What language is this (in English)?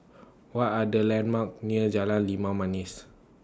English